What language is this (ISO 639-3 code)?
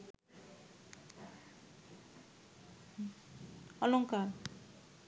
ben